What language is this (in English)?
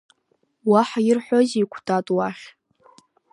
Abkhazian